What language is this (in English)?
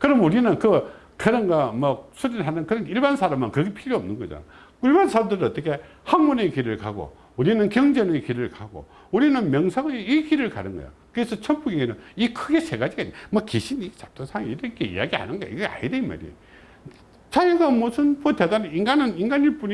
Korean